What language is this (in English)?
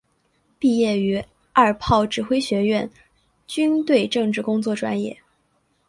Chinese